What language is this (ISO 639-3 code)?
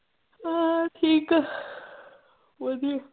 pan